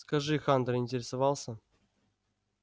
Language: Russian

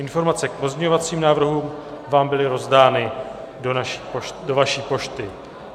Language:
Czech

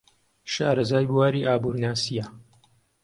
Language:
Central Kurdish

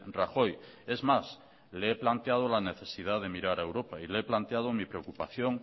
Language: Spanish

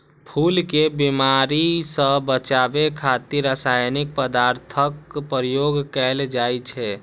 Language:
Maithili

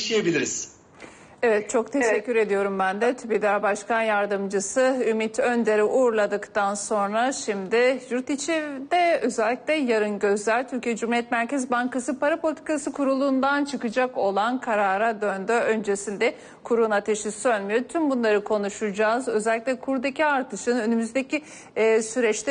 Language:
Turkish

